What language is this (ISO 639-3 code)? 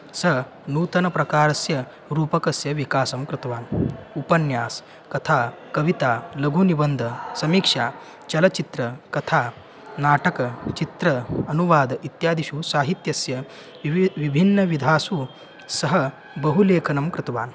san